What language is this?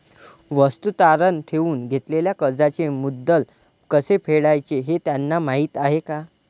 Marathi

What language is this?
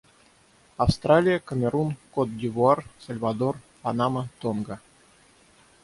Russian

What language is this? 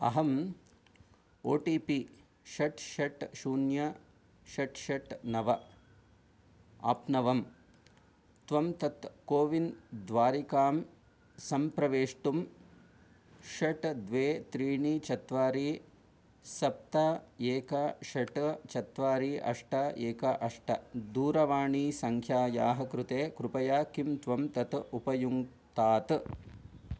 Sanskrit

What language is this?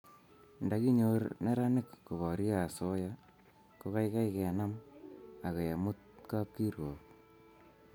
Kalenjin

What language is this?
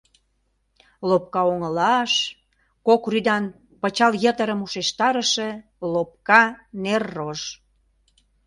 Mari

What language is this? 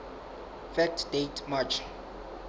Southern Sotho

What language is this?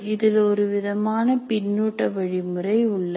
Tamil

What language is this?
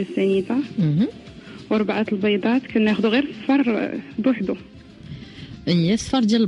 Arabic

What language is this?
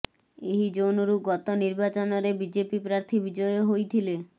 Odia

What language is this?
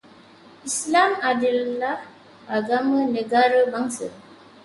Malay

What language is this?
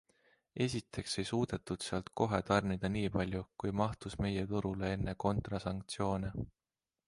Estonian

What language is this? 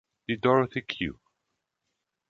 German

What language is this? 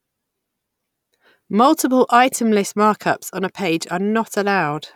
English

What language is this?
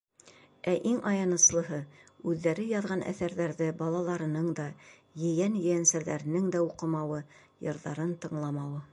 Bashkir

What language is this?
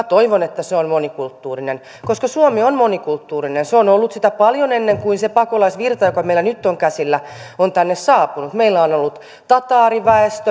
Finnish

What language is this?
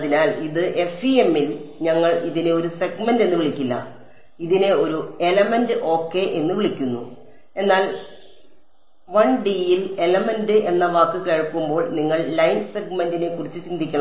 Malayalam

